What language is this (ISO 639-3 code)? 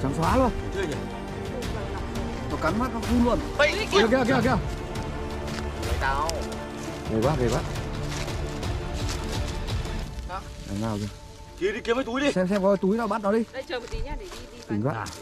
vie